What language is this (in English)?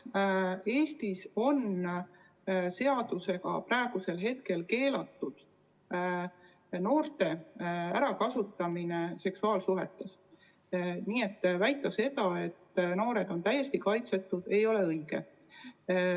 Estonian